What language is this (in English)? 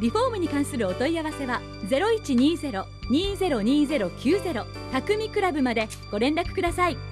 Japanese